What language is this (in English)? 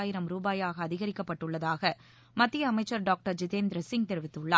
Tamil